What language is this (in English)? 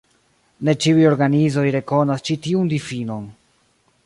Esperanto